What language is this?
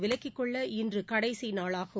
Tamil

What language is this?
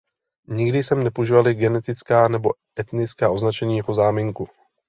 Czech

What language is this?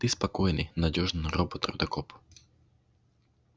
Russian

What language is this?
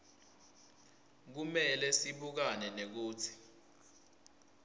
Swati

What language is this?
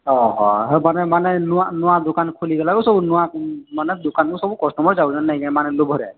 Odia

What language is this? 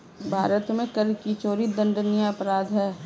Hindi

